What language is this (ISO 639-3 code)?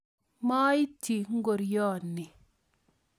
kln